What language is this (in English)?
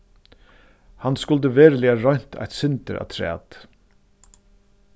Faroese